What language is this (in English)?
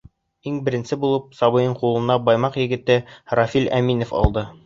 Bashkir